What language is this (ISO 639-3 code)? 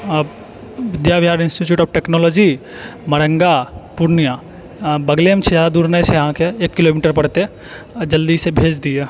mai